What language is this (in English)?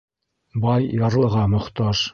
Bashkir